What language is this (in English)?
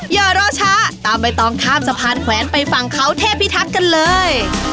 Thai